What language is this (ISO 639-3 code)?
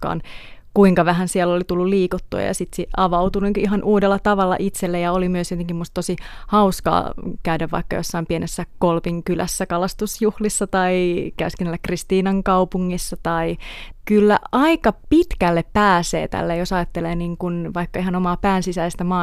fin